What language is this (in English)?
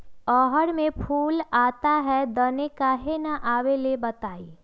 Magahi